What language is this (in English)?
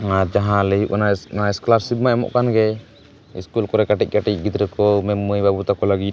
Santali